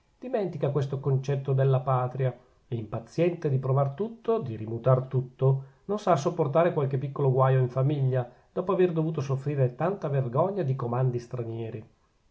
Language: Italian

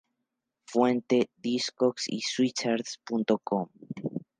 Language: Spanish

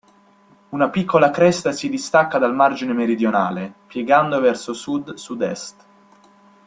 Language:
Italian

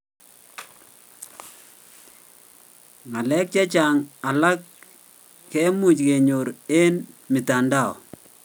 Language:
Kalenjin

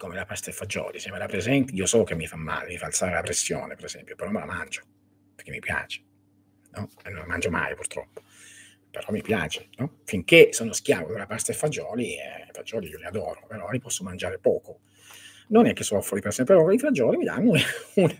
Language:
Italian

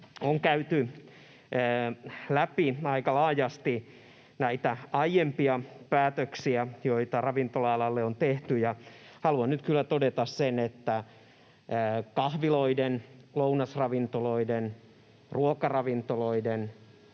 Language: Finnish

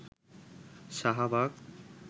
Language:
Bangla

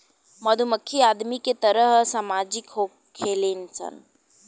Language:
Bhojpuri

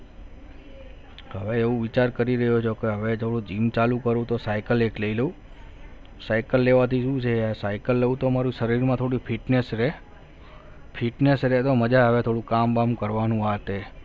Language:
Gujarati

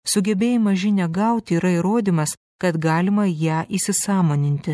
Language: Lithuanian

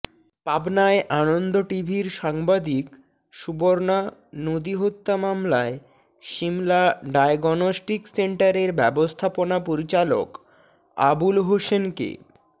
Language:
Bangla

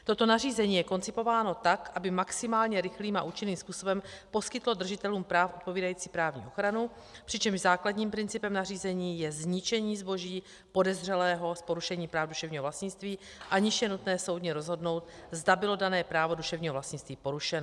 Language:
Czech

